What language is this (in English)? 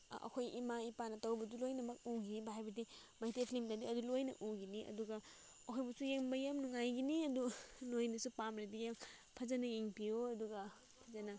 Manipuri